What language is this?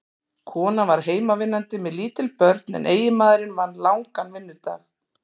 Icelandic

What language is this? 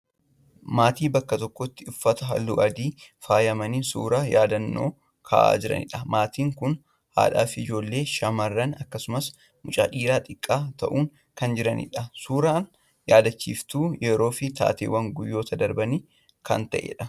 Oromo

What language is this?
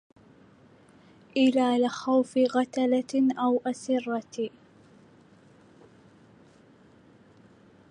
Arabic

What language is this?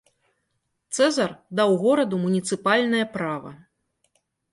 Belarusian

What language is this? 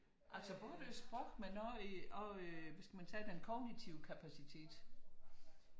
Danish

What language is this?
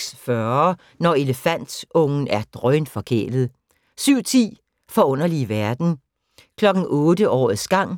Danish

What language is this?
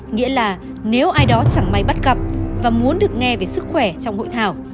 Vietnamese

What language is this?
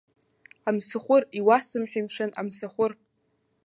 Abkhazian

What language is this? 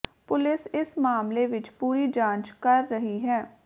Punjabi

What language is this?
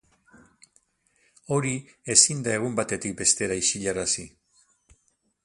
Basque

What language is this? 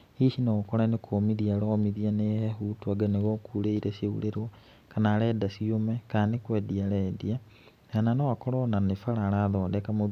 Kikuyu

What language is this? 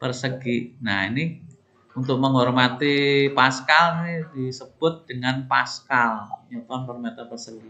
Indonesian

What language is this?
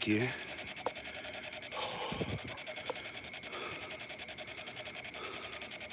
Spanish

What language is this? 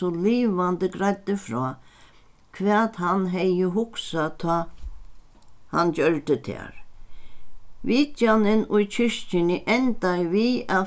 Faroese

